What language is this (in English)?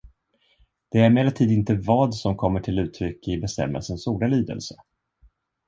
Swedish